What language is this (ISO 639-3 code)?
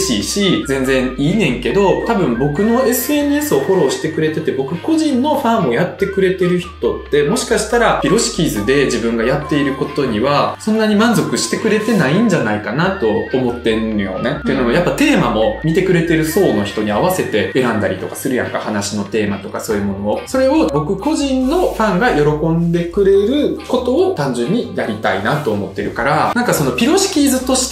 jpn